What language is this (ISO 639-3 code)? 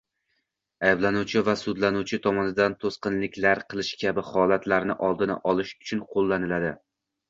uzb